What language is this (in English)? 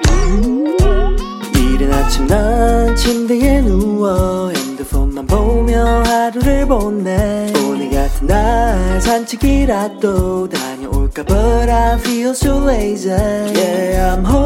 Korean